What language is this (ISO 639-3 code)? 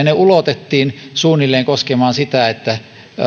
fin